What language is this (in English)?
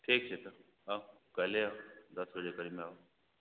Maithili